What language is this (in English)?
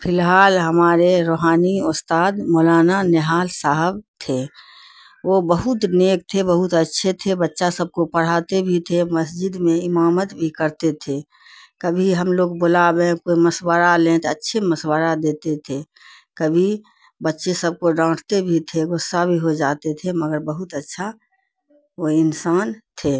Urdu